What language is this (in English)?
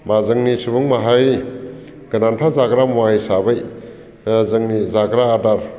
Bodo